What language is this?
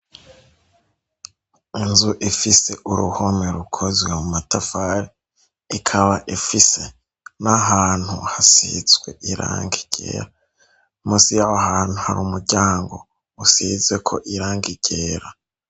Rundi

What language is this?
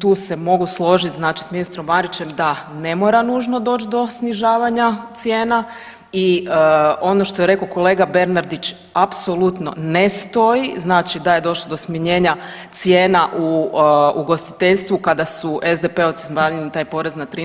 Croatian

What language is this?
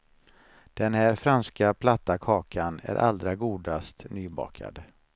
Swedish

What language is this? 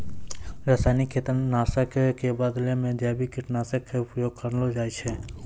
Maithili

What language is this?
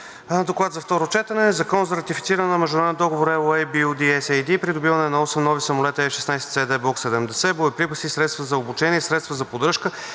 Bulgarian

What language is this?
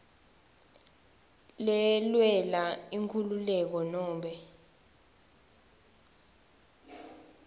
Swati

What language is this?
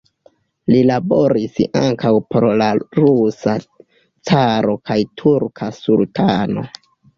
Esperanto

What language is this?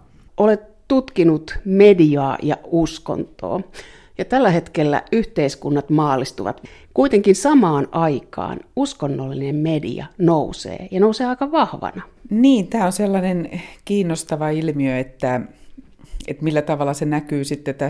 Finnish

